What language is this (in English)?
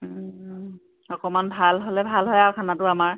Assamese